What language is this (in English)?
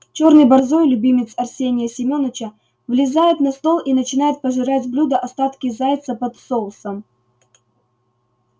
Russian